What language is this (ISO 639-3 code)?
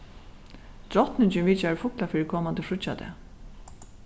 fao